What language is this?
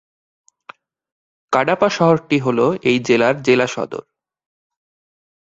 Bangla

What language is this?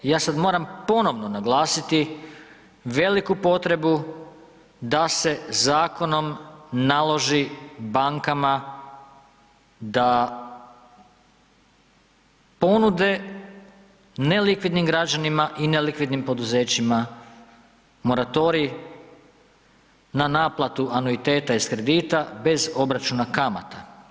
Croatian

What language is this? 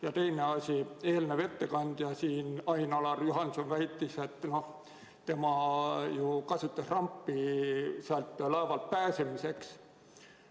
Estonian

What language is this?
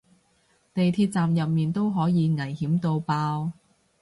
Cantonese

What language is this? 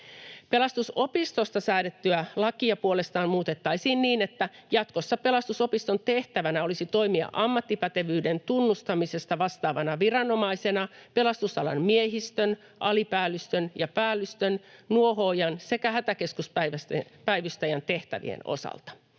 Finnish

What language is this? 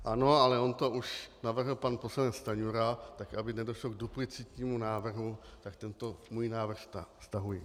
Czech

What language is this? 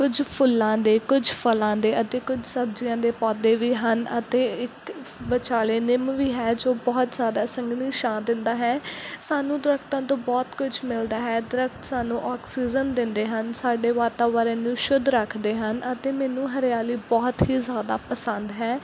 Punjabi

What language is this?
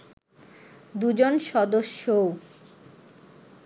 Bangla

